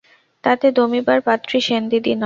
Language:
Bangla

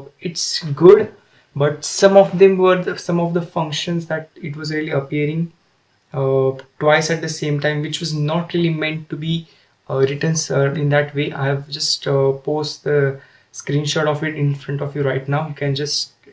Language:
English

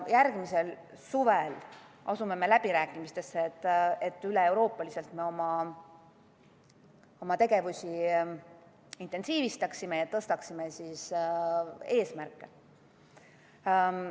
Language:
Estonian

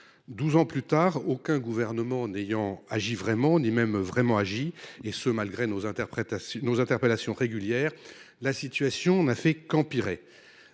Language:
French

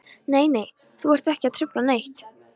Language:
Icelandic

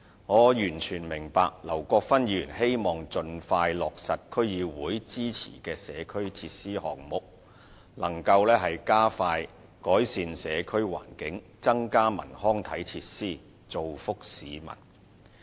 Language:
Cantonese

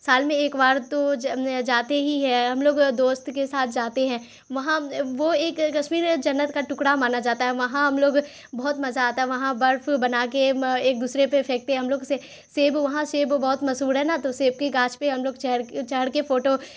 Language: Urdu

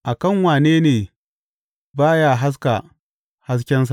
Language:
Hausa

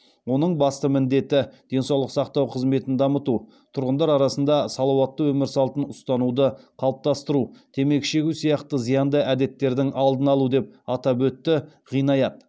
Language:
Kazakh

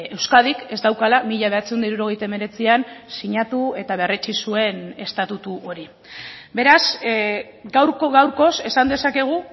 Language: Basque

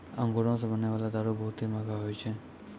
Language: Maithili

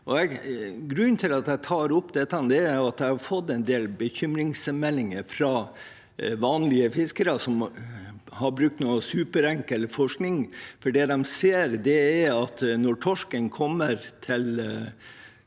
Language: Norwegian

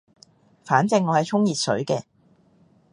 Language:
Cantonese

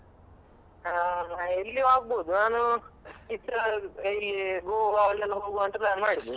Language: Kannada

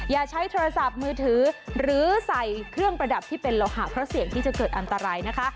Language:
Thai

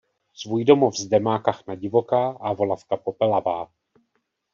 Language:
Czech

